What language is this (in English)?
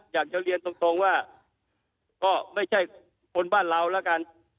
Thai